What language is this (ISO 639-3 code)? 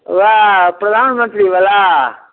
mai